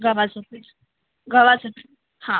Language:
Marathi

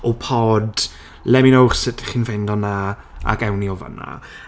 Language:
Welsh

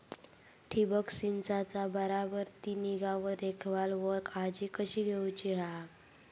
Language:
Marathi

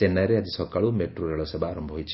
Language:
Odia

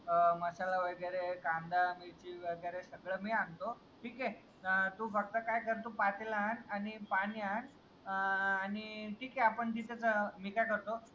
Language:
Marathi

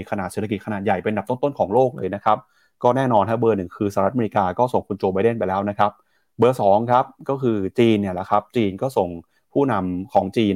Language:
Thai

